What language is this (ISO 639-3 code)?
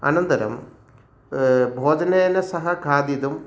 san